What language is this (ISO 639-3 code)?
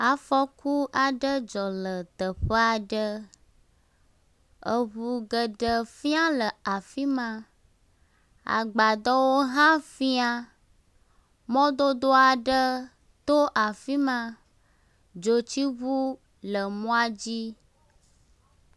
ewe